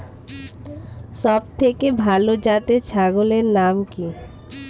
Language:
Bangla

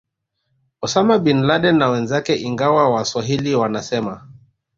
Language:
Swahili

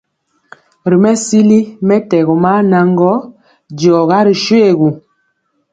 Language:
Mpiemo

